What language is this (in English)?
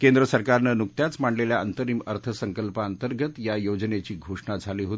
Marathi